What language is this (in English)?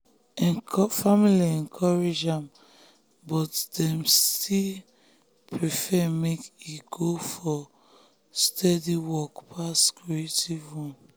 Nigerian Pidgin